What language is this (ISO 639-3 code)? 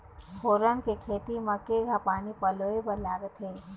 hne